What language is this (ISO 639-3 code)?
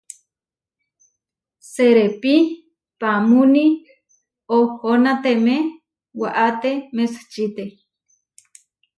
var